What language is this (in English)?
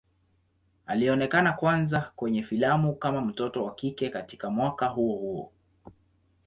Swahili